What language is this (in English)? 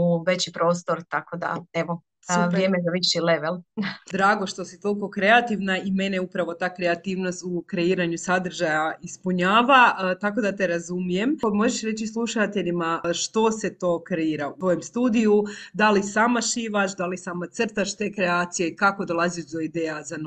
Croatian